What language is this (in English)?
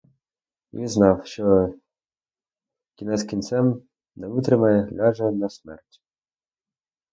Ukrainian